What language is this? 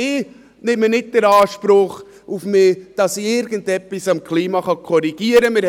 Swiss German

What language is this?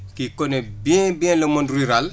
Wolof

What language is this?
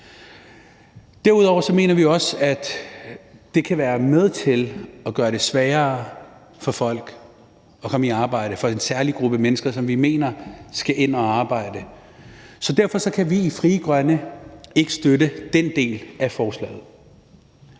Danish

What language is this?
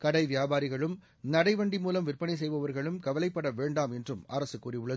Tamil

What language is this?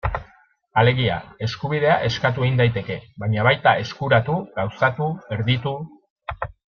Basque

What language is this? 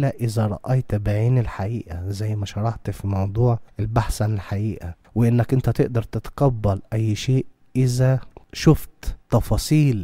Arabic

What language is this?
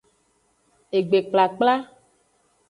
Aja (Benin)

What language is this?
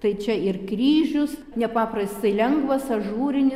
Lithuanian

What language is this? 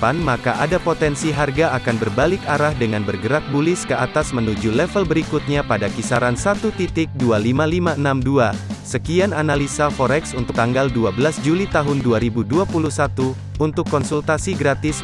Indonesian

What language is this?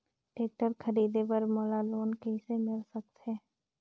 Chhattisgarhi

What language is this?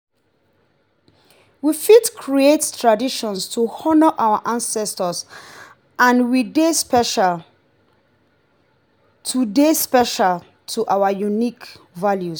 Nigerian Pidgin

